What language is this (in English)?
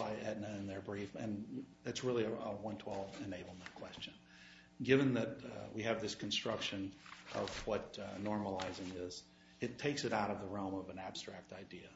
English